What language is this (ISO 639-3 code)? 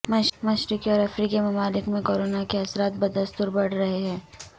urd